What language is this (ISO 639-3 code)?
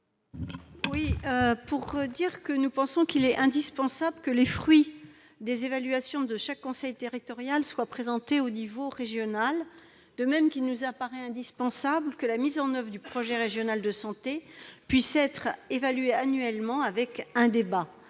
fra